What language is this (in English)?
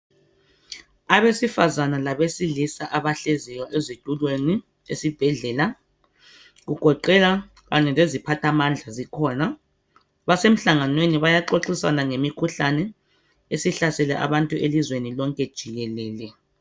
North Ndebele